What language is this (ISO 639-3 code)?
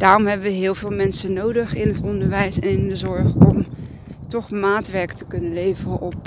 nld